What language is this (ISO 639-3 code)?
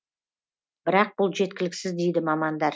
kaz